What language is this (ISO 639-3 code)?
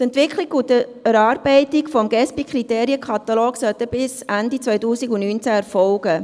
gsw